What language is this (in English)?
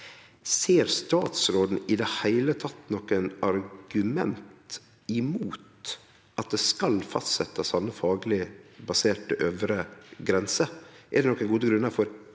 Norwegian